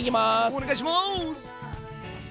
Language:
Japanese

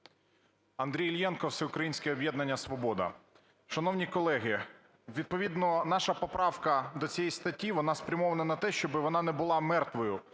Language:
Ukrainian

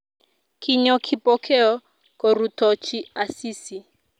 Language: Kalenjin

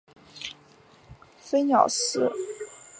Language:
Chinese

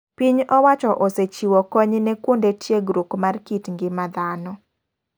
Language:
Luo (Kenya and Tanzania)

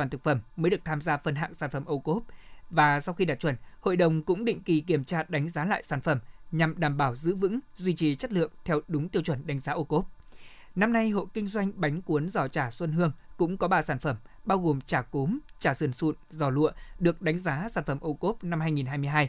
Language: Vietnamese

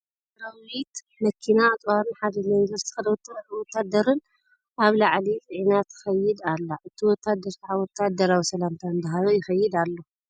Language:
Tigrinya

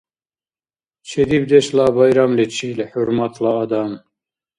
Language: Dargwa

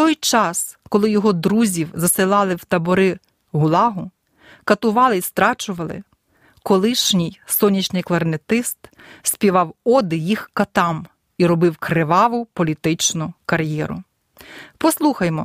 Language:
Ukrainian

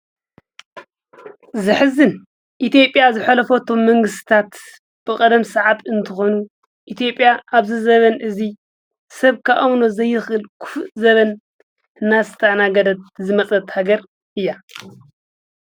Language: Tigrinya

